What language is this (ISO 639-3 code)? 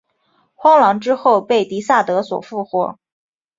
zho